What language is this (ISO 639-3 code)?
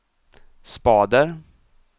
swe